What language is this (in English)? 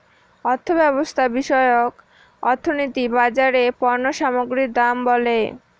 Bangla